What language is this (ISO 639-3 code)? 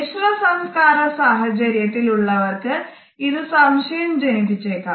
mal